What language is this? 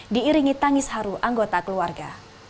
Indonesian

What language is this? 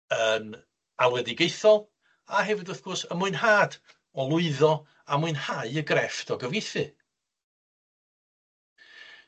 Welsh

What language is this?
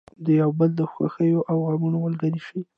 Pashto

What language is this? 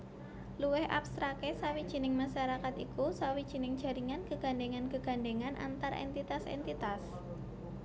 Javanese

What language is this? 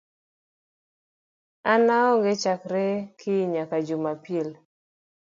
Luo (Kenya and Tanzania)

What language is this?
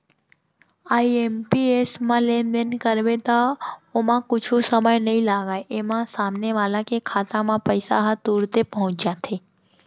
Chhattisgarhi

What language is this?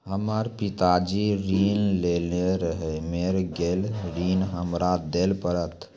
Maithili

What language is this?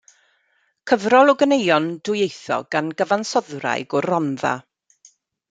Welsh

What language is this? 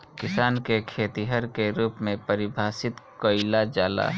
Bhojpuri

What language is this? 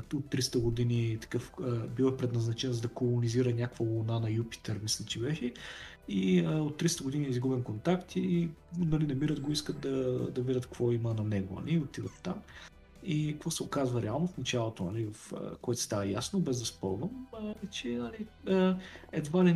Bulgarian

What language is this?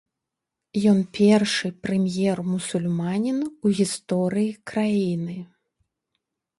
Belarusian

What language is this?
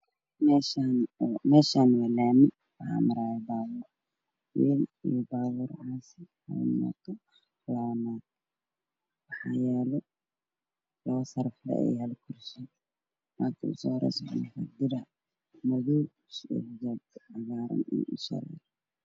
Somali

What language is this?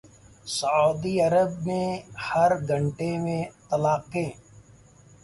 Urdu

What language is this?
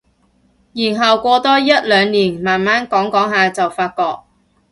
Cantonese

